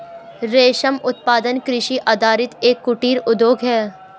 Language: Hindi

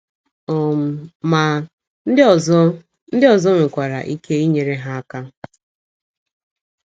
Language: Igbo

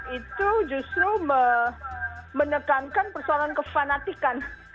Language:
Indonesian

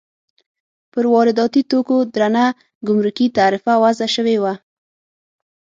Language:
Pashto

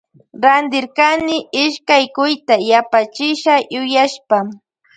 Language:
Loja Highland Quichua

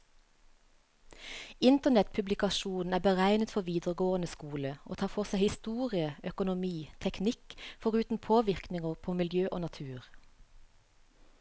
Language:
Norwegian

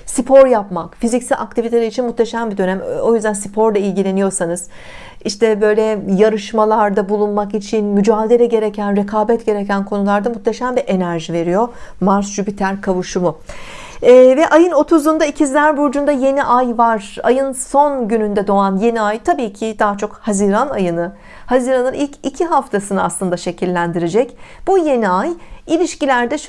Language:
Turkish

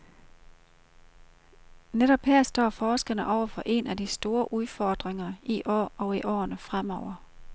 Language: Danish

